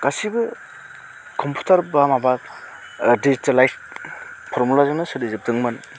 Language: Bodo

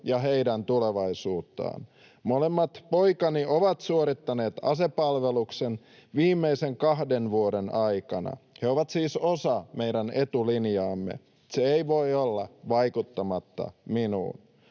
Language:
Finnish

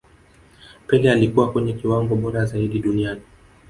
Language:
Swahili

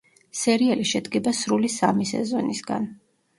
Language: Georgian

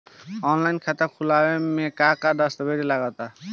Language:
Bhojpuri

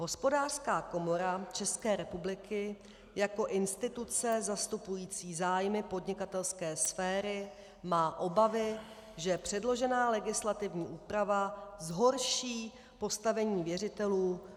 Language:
Czech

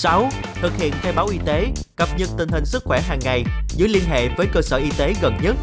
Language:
Vietnamese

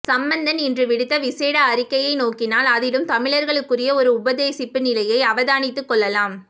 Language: Tamil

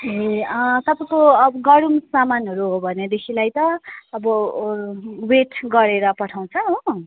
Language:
Nepali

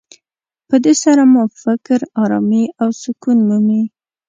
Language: Pashto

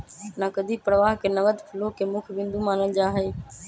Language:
Magahi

